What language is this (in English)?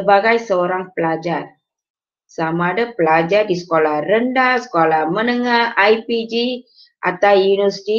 Malay